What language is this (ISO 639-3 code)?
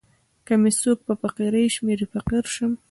pus